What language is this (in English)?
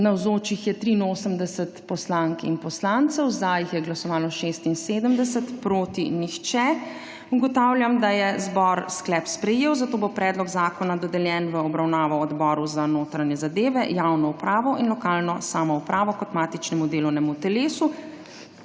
Slovenian